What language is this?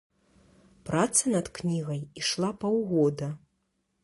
Belarusian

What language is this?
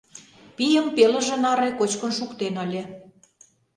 Mari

